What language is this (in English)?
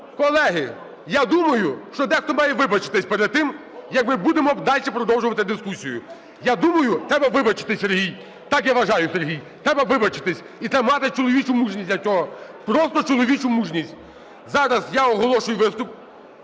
Ukrainian